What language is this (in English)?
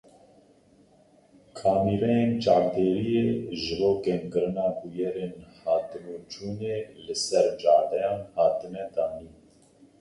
Kurdish